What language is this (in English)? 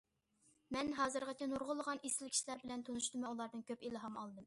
Uyghur